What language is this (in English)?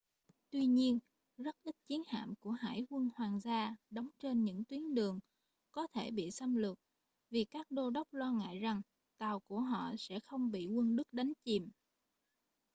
Vietnamese